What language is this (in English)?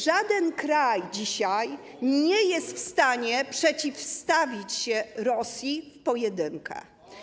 Polish